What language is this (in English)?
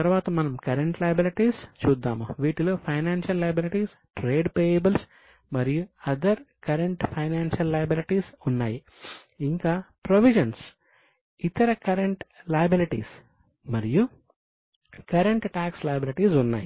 Telugu